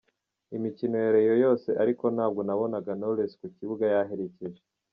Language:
Kinyarwanda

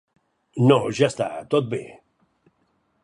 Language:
Catalan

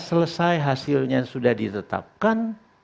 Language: Indonesian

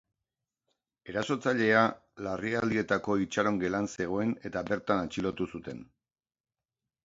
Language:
Basque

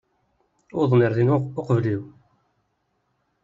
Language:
Kabyle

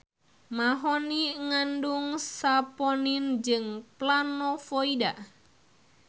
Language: Sundanese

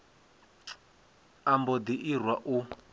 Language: Venda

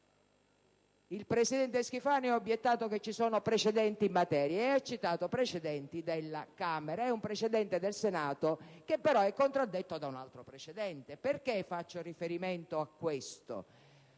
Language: Italian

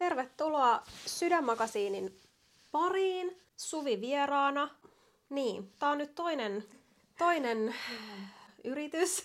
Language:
Finnish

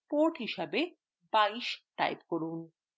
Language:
Bangla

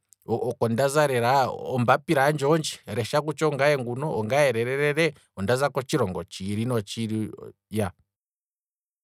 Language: Kwambi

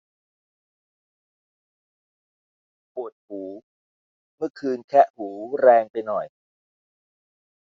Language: Thai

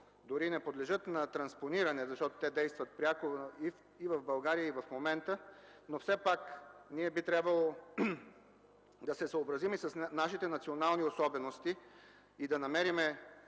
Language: Bulgarian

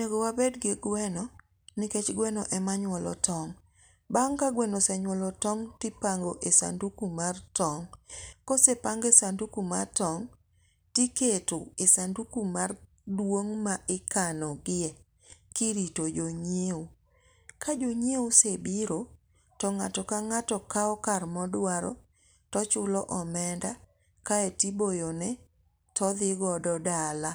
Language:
Luo (Kenya and Tanzania)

